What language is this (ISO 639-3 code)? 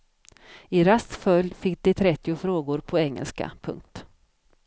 swe